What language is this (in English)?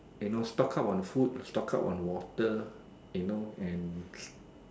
English